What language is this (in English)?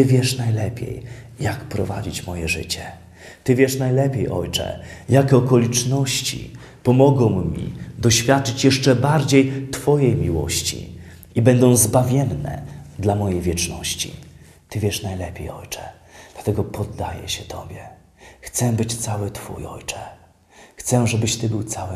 Polish